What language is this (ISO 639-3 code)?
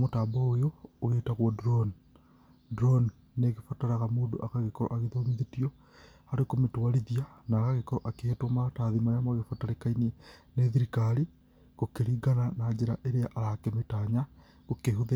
kik